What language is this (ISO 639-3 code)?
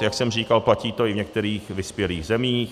ces